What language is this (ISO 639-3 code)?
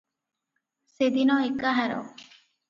ori